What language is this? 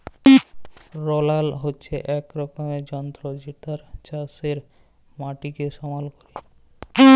Bangla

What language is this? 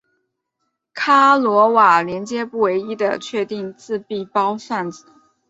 Chinese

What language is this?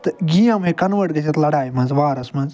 Kashmiri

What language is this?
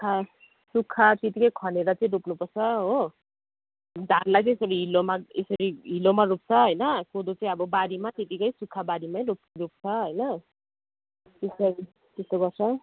Nepali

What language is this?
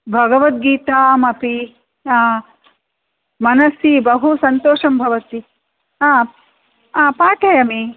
Sanskrit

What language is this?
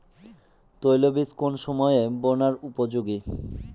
Bangla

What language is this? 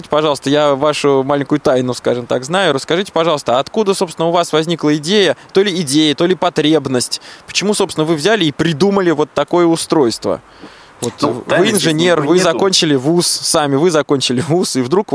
Russian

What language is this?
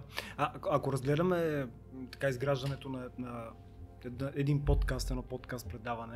Bulgarian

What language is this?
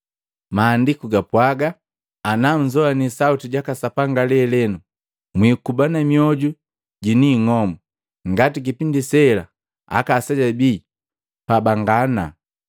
Matengo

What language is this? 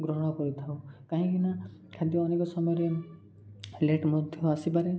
Odia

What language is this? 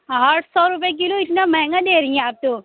Urdu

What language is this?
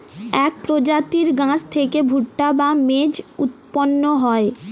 Bangla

